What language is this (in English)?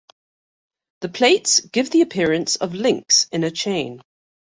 English